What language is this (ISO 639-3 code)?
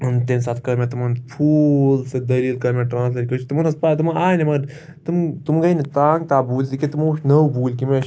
kas